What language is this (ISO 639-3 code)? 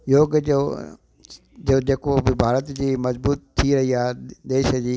snd